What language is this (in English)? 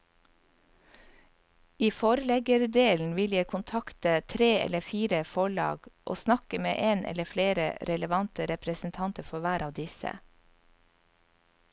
Norwegian